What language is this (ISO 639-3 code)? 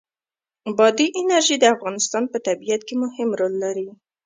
pus